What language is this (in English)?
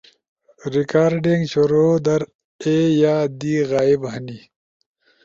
Ushojo